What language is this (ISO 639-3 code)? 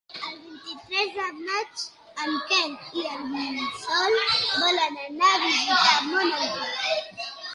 cat